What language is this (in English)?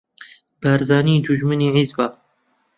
Central Kurdish